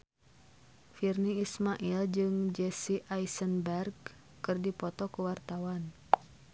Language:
Sundanese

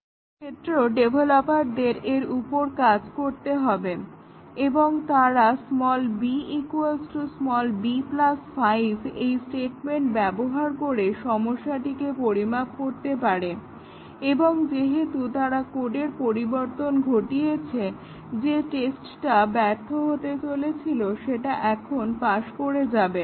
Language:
Bangla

